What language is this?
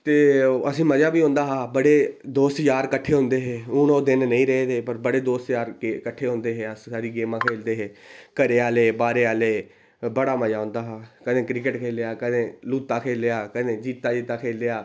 Dogri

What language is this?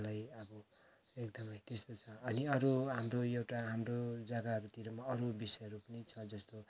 Nepali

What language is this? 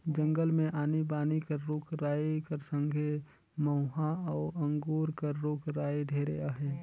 Chhattisgarhi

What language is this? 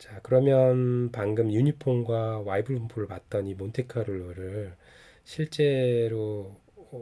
Korean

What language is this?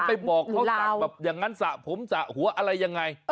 Thai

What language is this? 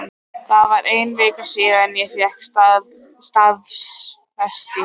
Icelandic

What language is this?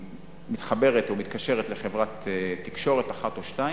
Hebrew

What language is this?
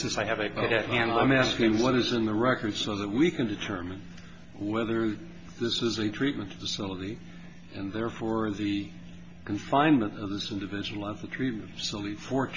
English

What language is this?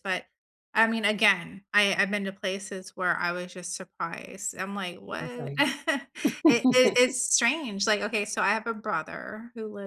English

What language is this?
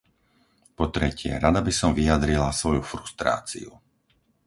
Slovak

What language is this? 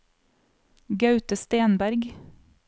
Norwegian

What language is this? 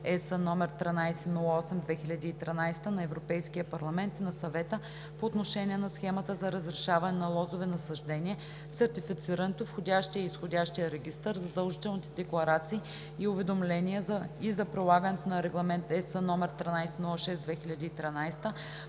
Bulgarian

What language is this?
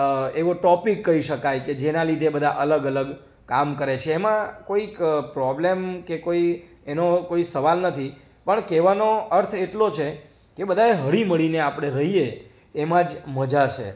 Gujarati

